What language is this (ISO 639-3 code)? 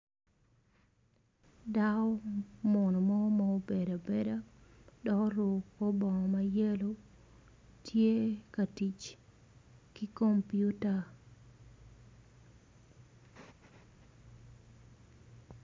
ach